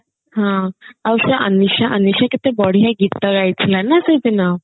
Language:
Odia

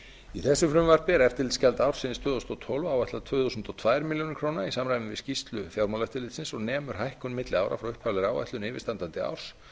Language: Icelandic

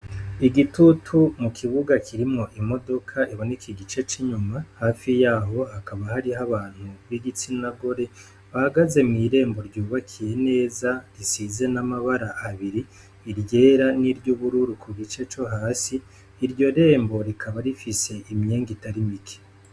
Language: Rundi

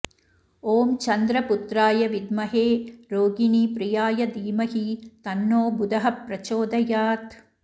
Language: Sanskrit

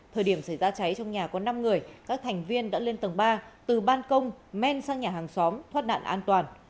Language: Vietnamese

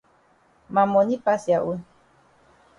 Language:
Cameroon Pidgin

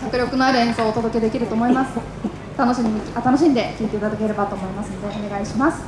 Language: Japanese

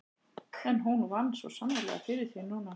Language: Icelandic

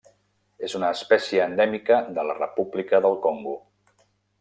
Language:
Catalan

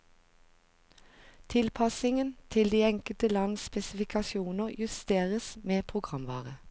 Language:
Norwegian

